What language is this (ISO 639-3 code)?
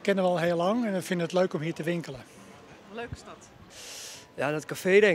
nld